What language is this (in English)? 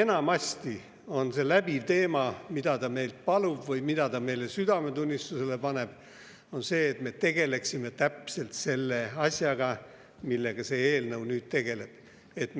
Estonian